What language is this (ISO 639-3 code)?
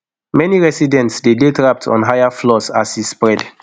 pcm